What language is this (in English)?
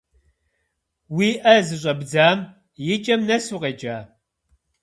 Kabardian